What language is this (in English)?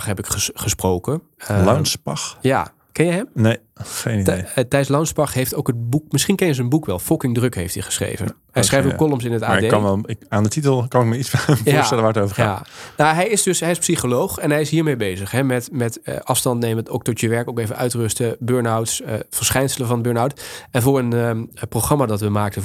Dutch